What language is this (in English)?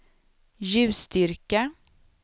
Swedish